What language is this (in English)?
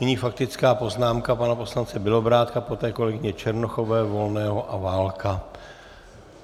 Czech